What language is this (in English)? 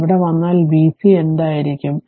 Malayalam